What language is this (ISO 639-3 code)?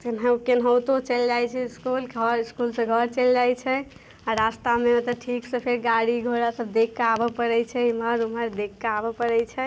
mai